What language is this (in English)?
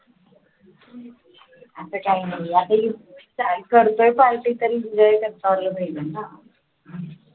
Marathi